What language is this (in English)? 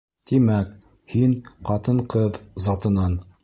Bashkir